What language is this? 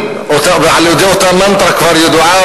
Hebrew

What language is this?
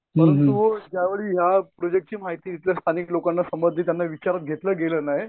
Marathi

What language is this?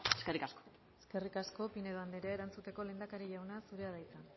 Basque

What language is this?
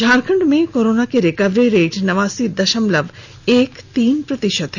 Hindi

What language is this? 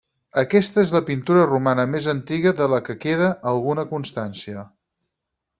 Catalan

